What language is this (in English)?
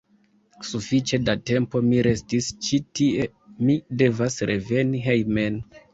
Esperanto